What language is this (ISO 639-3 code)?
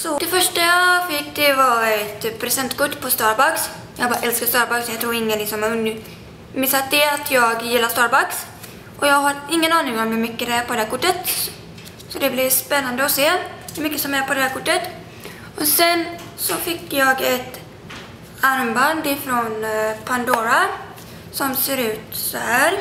swe